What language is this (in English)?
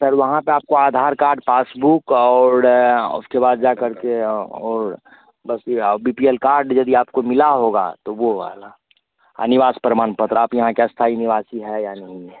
Hindi